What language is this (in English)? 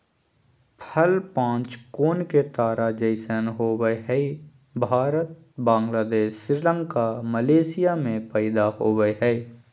Magahi